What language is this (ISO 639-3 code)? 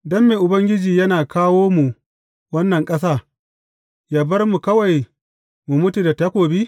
hau